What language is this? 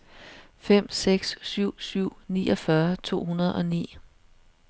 Danish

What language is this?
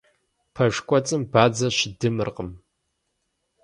Kabardian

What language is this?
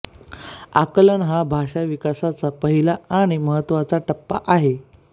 Marathi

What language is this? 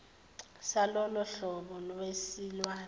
Zulu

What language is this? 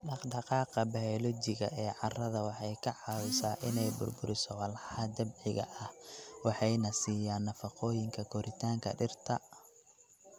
Somali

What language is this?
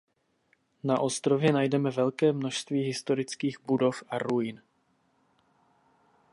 Czech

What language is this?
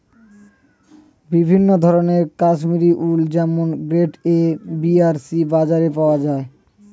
Bangla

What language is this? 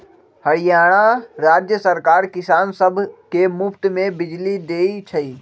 Magahi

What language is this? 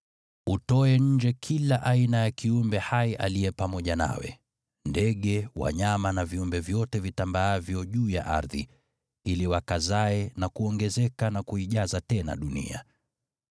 Swahili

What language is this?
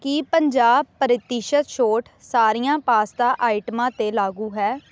Punjabi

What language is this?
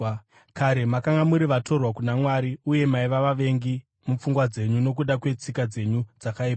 Shona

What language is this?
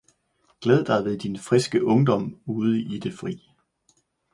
Danish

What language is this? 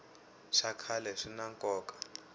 Tsonga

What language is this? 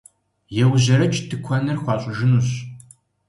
Kabardian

